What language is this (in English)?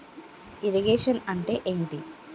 Telugu